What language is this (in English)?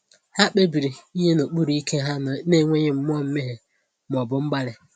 Igbo